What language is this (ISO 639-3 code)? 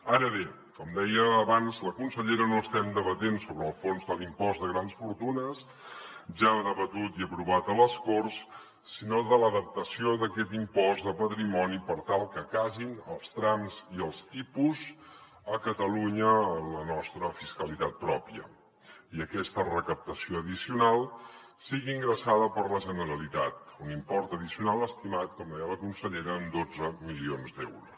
cat